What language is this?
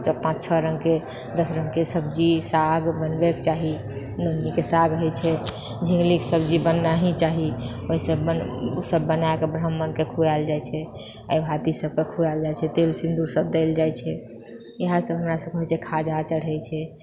Maithili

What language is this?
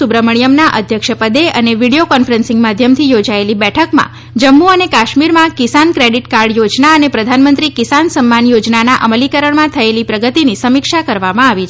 Gujarati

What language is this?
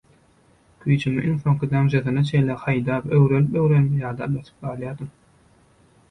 Turkmen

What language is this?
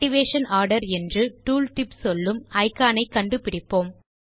Tamil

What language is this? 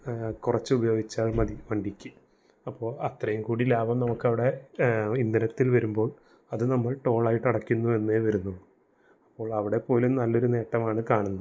Malayalam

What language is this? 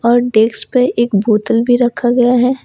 Hindi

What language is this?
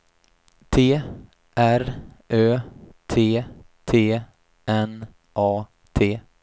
Swedish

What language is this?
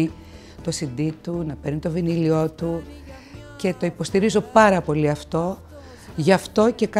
Greek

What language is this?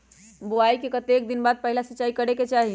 Magahi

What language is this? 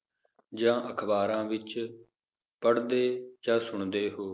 Punjabi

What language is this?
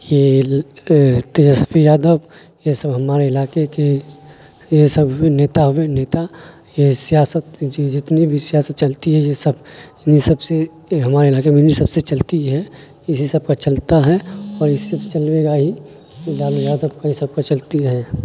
Urdu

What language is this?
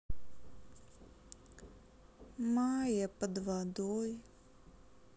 Russian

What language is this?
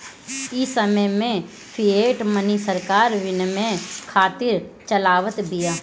Bhojpuri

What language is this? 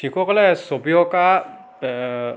Assamese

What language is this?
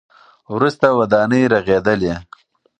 Pashto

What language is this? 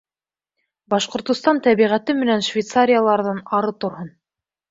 Bashkir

